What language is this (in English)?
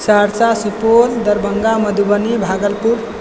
Maithili